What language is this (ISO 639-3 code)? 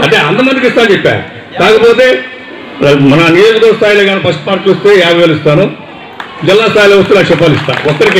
tel